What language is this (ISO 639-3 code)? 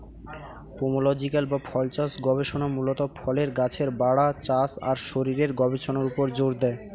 ben